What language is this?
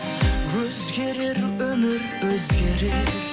Kazakh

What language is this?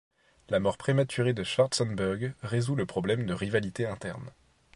French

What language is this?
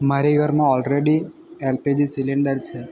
Gujarati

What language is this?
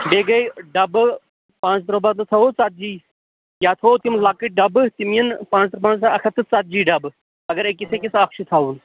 Kashmiri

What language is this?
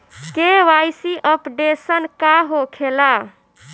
Bhojpuri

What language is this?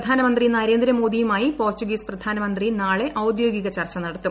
Malayalam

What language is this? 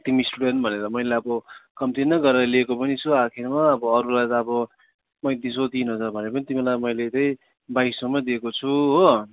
Nepali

